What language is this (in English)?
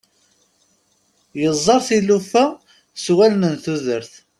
Kabyle